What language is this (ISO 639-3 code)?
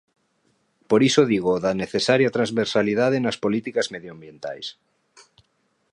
glg